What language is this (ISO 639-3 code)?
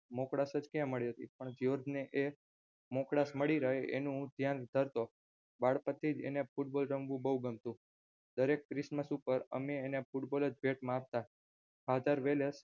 guj